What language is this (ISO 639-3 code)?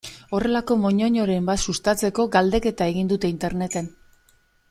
eus